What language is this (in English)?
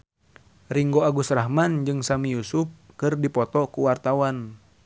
Sundanese